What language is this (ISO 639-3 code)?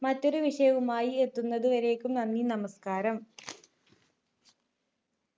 mal